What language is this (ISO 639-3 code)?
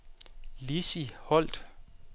dan